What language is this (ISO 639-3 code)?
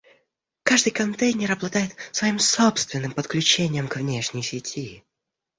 rus